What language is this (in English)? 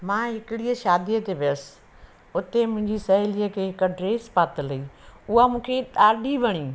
Sindhi